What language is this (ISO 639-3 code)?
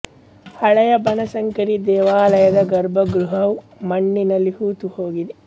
kan